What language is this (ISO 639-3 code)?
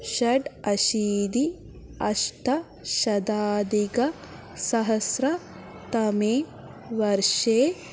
san